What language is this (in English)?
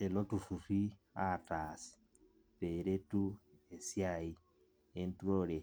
Masai